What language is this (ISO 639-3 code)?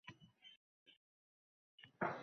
uzb